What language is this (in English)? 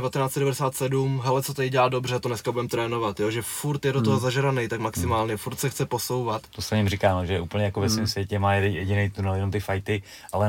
Czech